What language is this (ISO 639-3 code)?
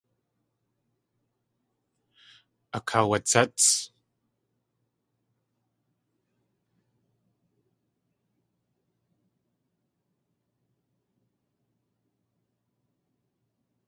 tli